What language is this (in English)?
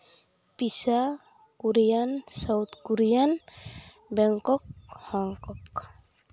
Santali